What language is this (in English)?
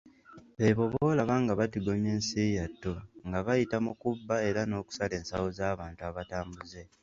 Ganda